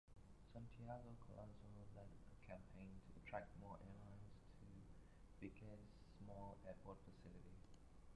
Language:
English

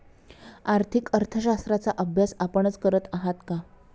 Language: Marathi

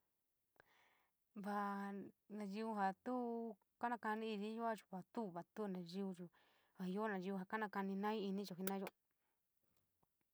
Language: San Miguel El Grande Mixtec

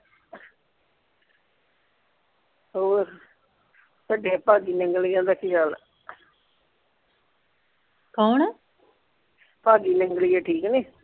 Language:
Punjabi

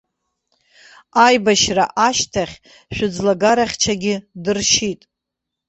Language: Abkhazian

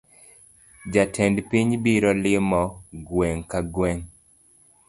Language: Luo (Kenya and Tanzania)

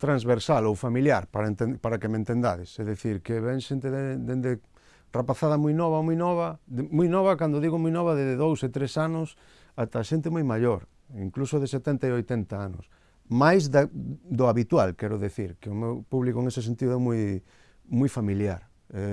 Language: Galician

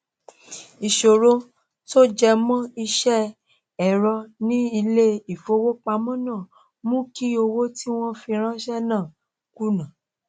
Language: Yoruba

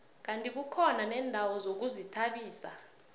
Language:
South Ndebele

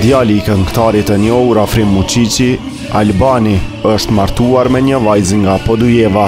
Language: Turkish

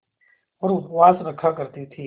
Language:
Hindi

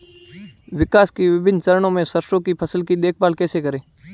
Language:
Hindi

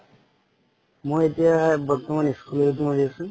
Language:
Assamese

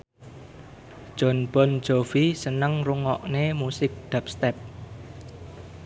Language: Javanese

